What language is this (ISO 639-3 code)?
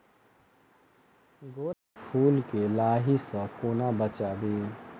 mai